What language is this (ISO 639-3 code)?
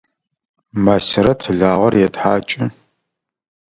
ady